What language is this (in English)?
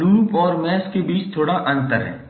Hindi